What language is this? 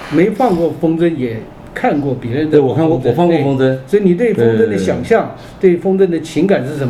Chinese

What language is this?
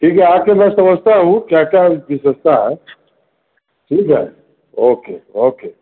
Hindi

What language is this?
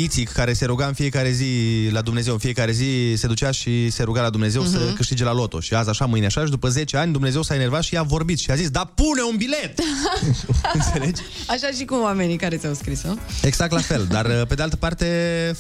Romanian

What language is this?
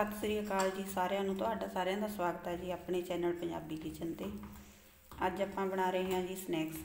Hindi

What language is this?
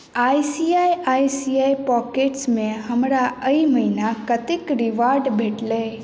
Maithili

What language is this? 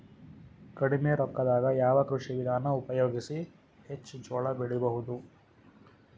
Kannada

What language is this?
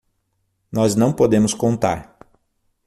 Portuguese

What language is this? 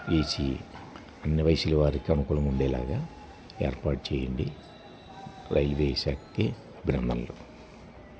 Telugu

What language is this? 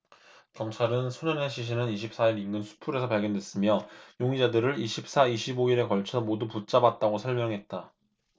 Korean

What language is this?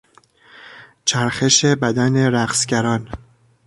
Persian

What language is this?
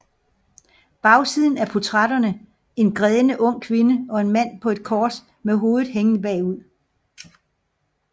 Danish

